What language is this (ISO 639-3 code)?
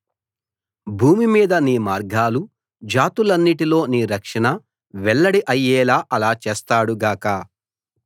tel